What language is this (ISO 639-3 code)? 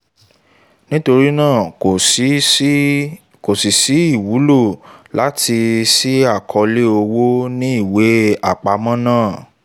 yor